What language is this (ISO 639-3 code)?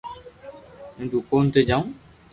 lrk